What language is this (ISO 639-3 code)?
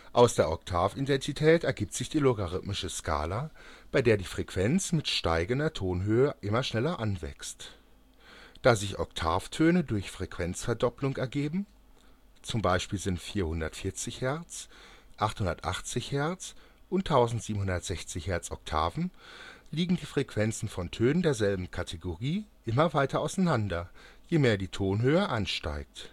deu